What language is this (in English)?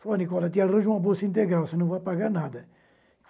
Portuguese